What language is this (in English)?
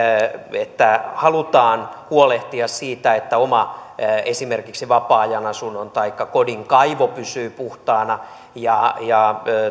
Finnish